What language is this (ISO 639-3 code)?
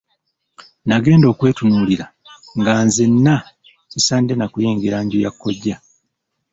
lug